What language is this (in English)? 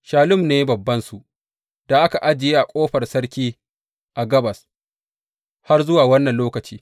Hausa